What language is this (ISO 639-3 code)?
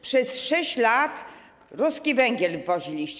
pol